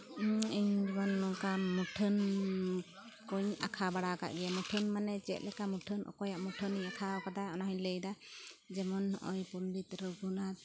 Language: Santali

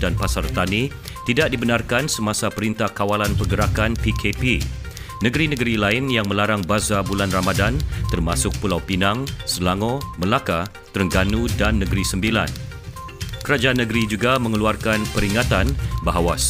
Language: Malay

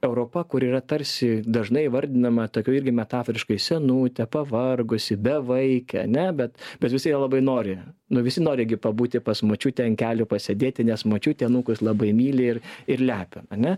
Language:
Lithuanian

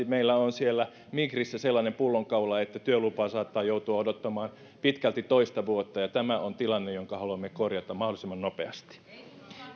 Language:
Finnish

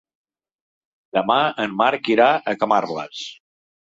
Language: Catalan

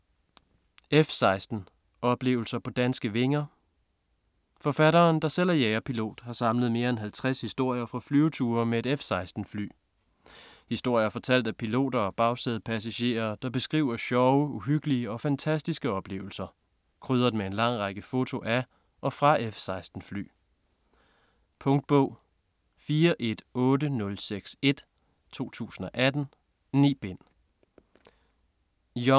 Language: Danish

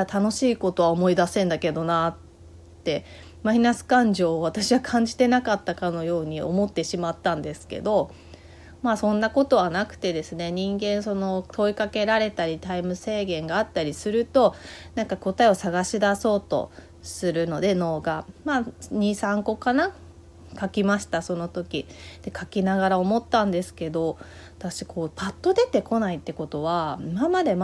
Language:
Japanese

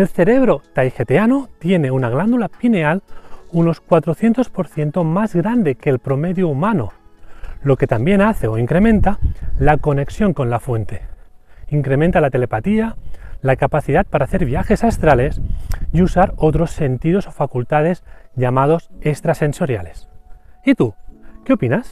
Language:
Spanish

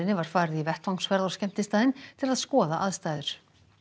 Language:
Icelandic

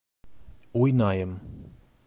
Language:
Bashkir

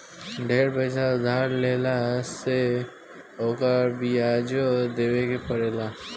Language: Bhojpuri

